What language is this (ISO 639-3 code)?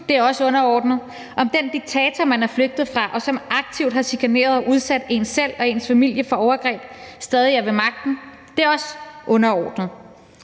dan